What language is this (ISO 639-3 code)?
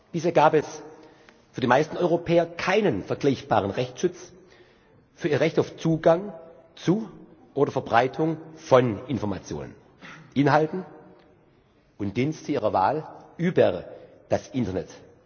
deu